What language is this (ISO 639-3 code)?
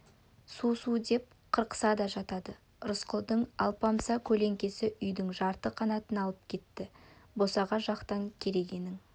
kaz